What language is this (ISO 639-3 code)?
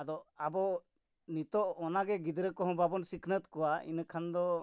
sat